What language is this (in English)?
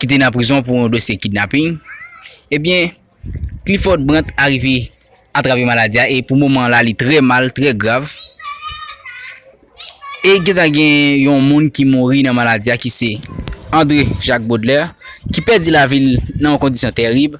French